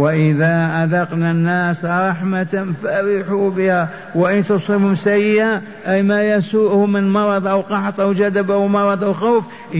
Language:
Arabic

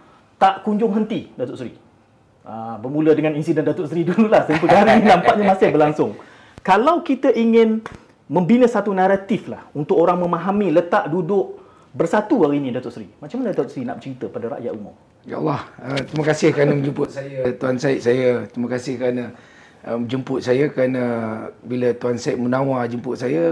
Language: Malay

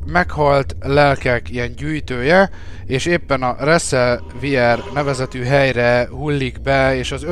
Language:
Hungarian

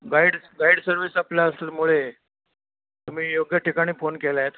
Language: Marathi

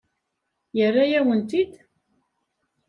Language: Kabyle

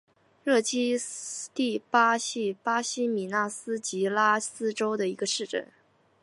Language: Chinese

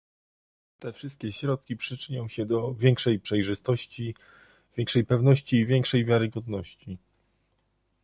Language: Polish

